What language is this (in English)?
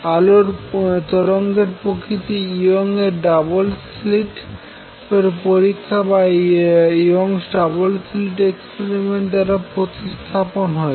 Bangla